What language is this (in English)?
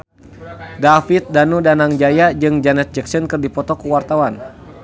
Sundanese